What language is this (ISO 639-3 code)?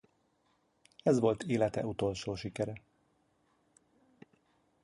hun